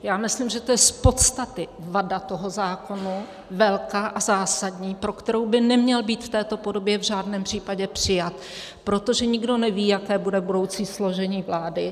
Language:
Czech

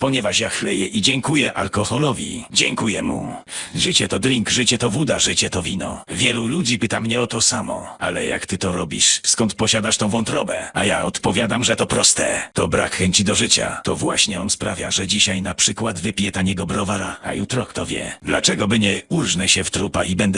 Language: Polish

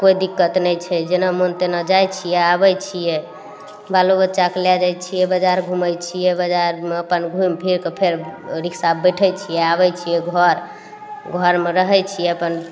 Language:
Maithili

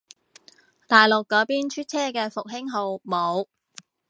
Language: Cantonese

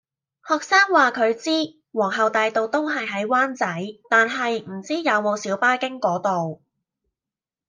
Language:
Cantonese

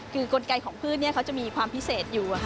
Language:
Thai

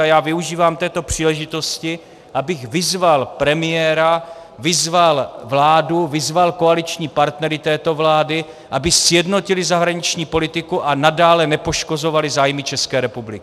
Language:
Czech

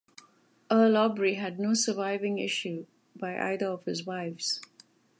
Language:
English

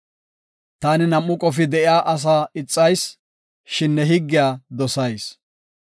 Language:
Gofa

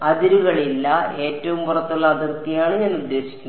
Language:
Malayalam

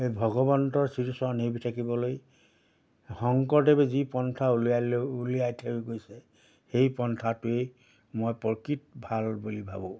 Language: Assamese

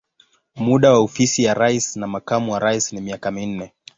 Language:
Swahili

